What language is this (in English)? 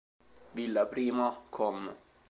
Italian